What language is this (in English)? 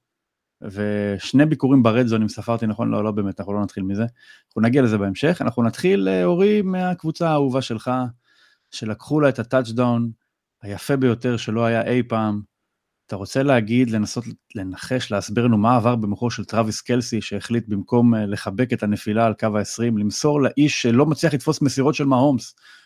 Hebrew